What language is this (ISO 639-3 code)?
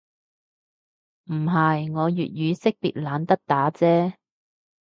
yue